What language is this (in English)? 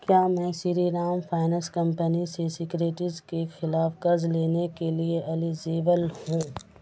Urdu